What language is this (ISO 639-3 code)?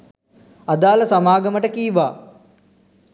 sin